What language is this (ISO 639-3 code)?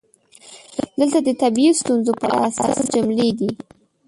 pus